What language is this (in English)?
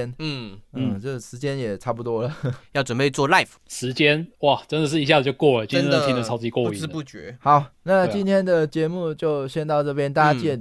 Chinese